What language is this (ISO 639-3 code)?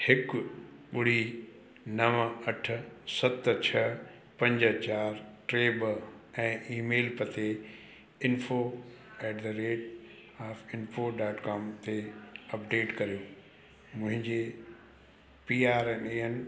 snd